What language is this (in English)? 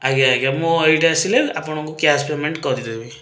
Odia